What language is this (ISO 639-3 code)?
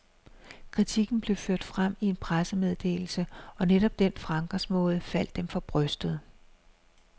dan